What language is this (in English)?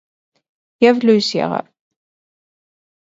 Armenian